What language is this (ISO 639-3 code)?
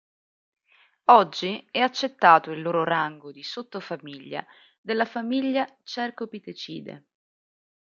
ita